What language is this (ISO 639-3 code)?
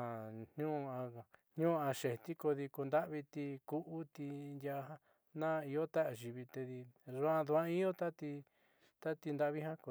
mxy